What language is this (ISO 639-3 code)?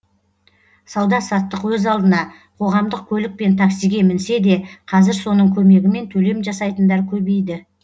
kaz